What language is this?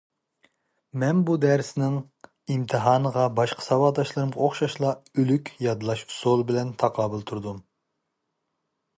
Uyghur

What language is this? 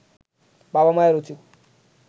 Bangla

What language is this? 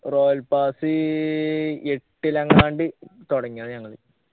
Malayalam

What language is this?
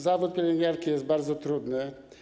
Polish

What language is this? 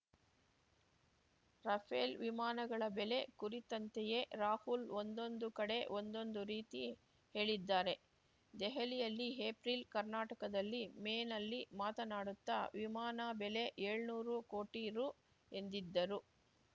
Kannada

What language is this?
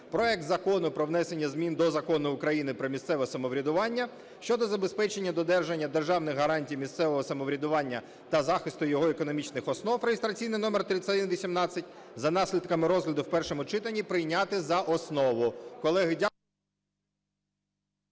Ukrainian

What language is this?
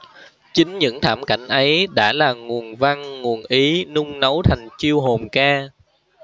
Vietnamese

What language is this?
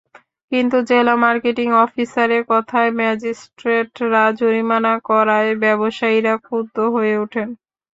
Bangla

